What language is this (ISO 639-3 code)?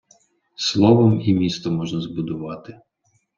ukr